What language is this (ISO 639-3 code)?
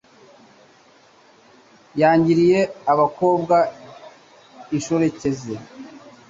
kin